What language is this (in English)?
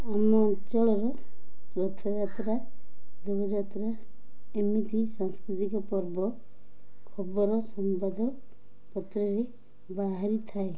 Odia